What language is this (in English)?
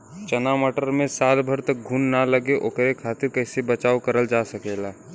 Bhojpuri